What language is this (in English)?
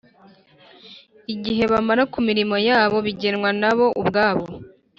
Kinyarwanda